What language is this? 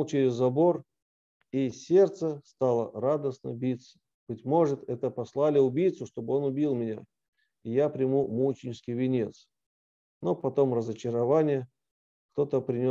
Russian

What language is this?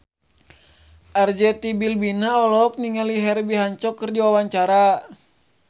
Sundanese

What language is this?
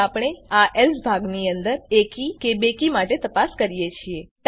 Gujarati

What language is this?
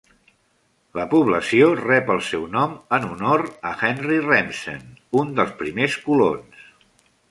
Catalan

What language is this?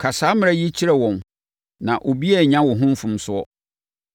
Akan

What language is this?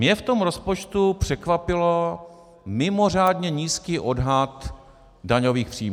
Czech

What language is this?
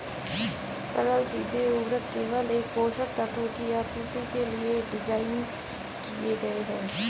Hindi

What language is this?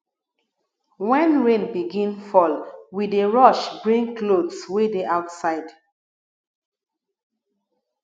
Nigerian Pidgin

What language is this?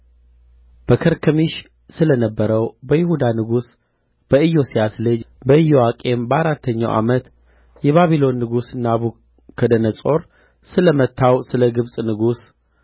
Amharic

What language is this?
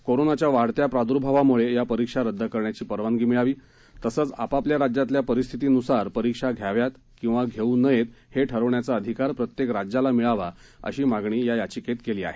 Marathi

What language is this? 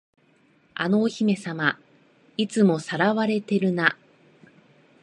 Japanese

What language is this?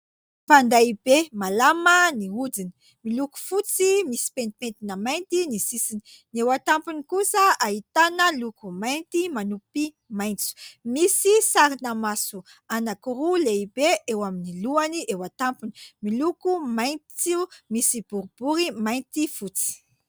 Malagasy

